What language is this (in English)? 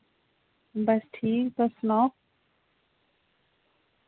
Dogri